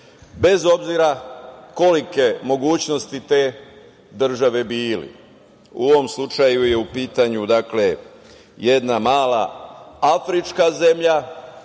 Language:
Serbian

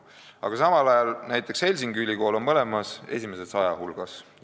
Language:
Estonian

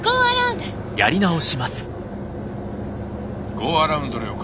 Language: Japanese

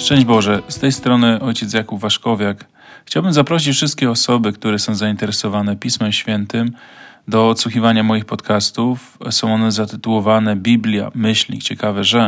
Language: Polish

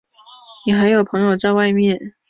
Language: Chinese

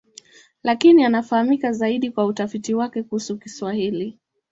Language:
Swahili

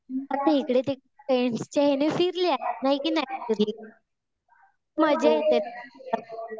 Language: Marathi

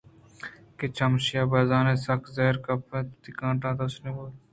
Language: Eastern Balochi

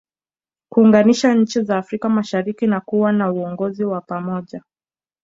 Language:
Swahili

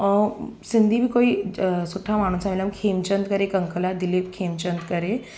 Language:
Sindhi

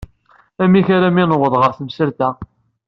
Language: Kabyle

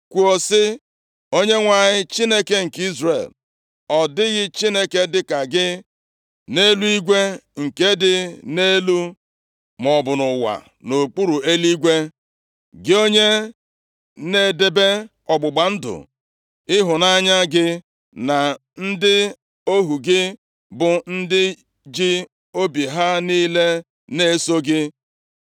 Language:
Igbo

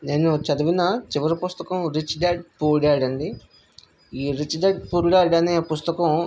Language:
Telugu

